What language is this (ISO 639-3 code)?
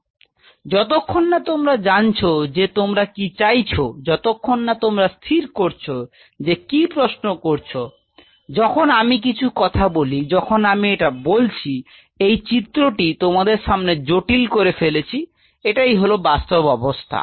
ben